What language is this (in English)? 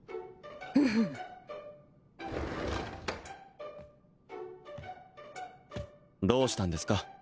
Japanese